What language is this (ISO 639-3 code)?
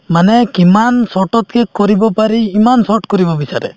asm